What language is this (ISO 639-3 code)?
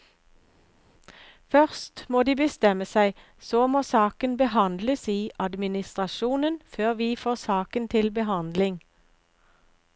nor